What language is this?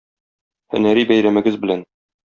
Tatar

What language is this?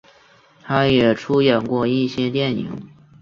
Chinese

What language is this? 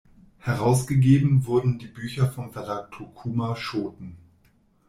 German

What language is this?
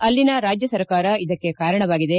Kannada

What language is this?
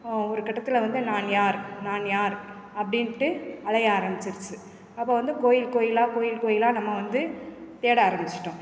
Tamil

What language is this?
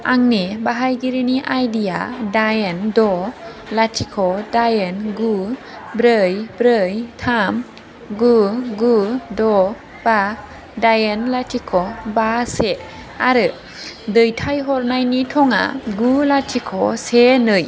Bodo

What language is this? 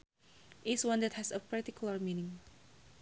Sundanese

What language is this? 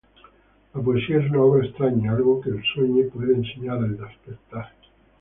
Spanish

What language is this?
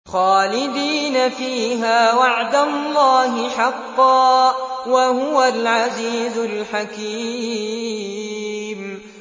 Arabic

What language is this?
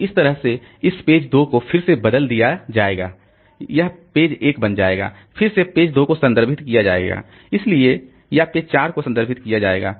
Hindi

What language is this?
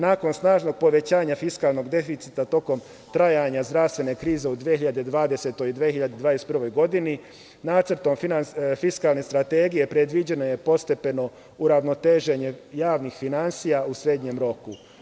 Serbian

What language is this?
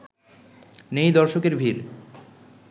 Bangla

